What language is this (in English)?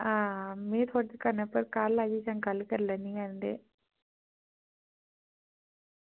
Dogri